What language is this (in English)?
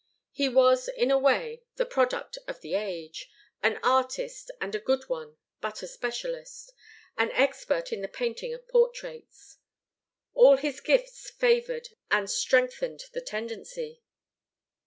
English